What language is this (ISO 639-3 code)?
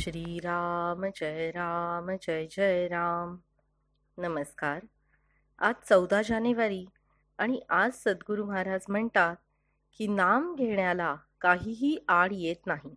mar